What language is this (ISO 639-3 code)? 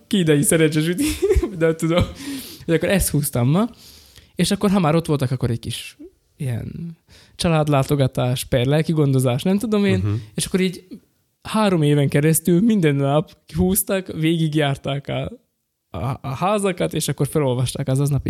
hun